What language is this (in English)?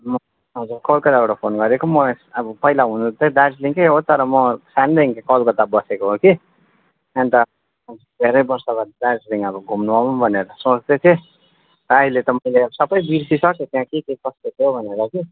Nepali